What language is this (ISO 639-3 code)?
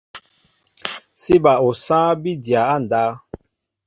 mbo